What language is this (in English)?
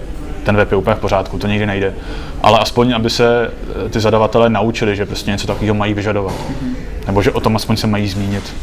Czech